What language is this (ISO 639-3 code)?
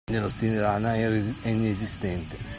ita